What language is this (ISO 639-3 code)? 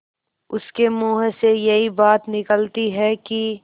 hin